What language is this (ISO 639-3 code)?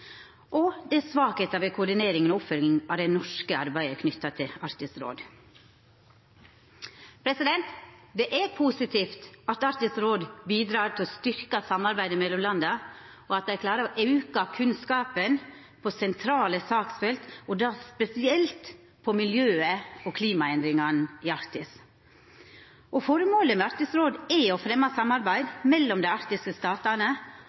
nno